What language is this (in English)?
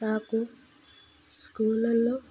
Telugu